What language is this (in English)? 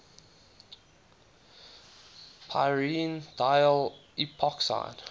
English